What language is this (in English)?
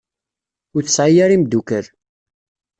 Kabyle